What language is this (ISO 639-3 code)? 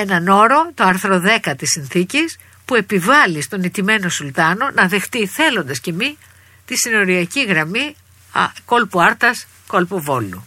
ell